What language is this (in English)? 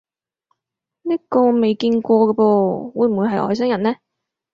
Cantonese